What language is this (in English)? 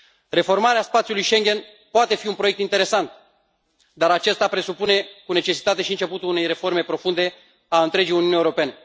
Romanian